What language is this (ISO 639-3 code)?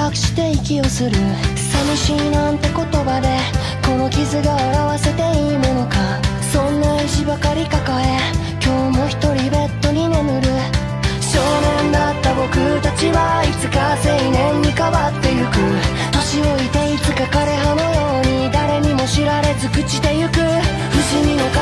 jpn